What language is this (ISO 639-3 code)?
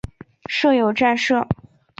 zho